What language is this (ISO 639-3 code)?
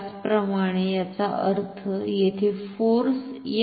mar